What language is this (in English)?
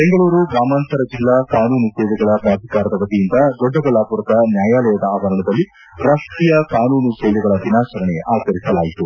Kannada